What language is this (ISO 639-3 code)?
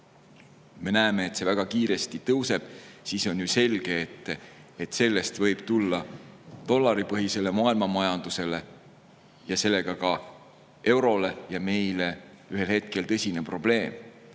est